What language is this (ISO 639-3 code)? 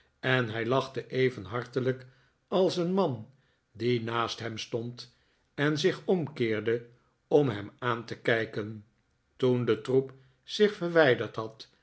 nld